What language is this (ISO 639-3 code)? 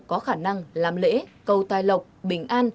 vie